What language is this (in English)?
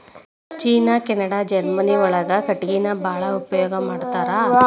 Kannada